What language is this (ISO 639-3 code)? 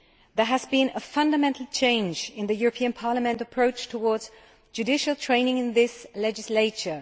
eng